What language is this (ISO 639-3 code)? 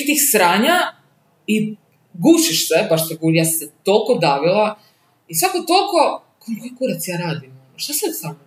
hrv